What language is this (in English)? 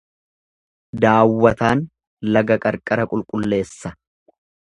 Oromo